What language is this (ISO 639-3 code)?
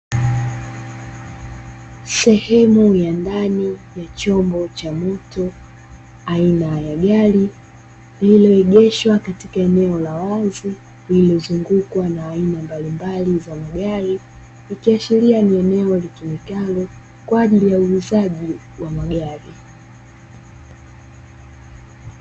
swa